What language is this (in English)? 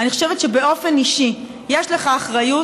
Hebrew